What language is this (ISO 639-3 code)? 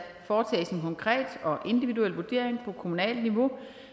dan